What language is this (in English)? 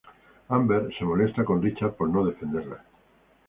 Spanish